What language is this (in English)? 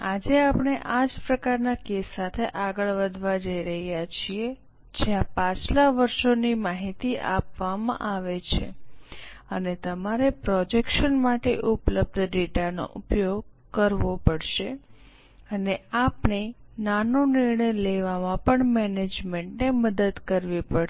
Gujarati